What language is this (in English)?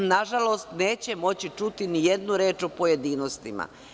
Serbian